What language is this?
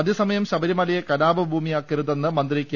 Malayalam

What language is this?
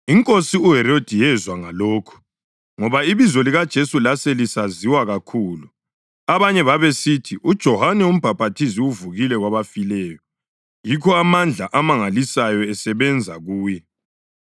North Ndebele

